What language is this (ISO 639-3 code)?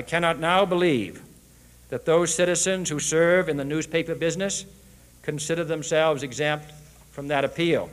eng